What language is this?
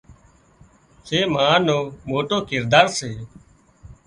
Wadiyara Koli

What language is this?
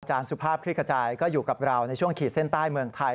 Thai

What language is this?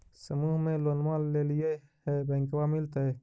Magahi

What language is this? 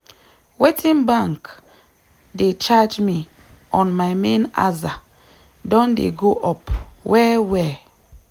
Nigerian Pidgin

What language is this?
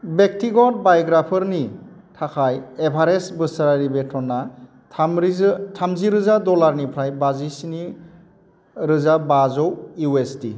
Bodo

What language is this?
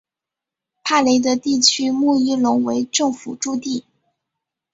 Chinese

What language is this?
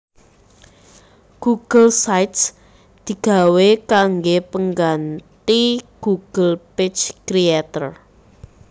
Javanese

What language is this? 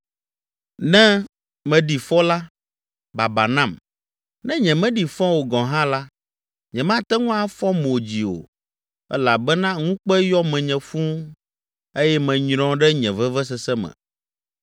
Ewe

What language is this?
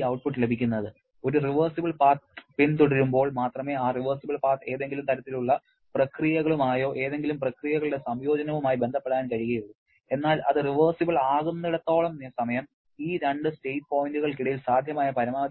Malayalam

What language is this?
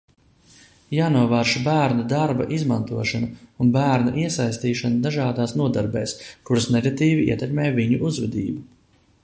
Latvian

